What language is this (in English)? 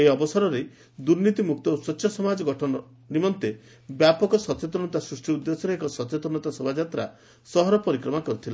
Odia